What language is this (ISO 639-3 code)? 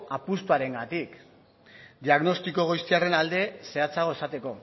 eus